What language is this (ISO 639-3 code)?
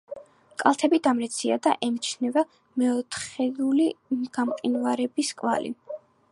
kat